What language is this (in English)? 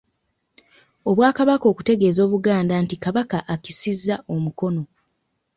Ganda